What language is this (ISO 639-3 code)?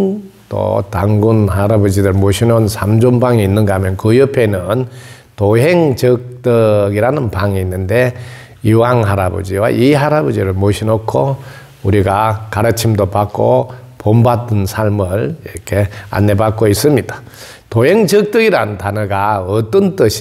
kor